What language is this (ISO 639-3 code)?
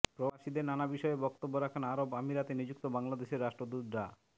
ben